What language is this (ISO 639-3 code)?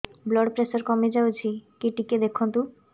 ori